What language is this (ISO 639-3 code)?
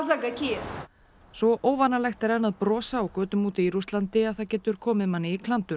isl